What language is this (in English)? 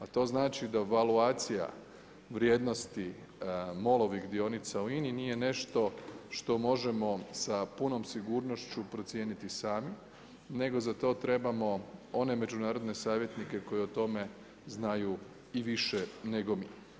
Croatian